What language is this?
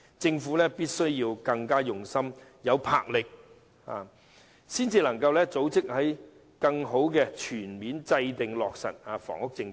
Cantonese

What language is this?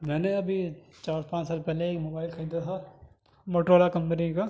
Urdu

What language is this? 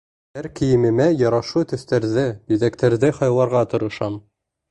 Bashkir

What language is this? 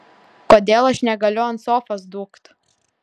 Lithuanian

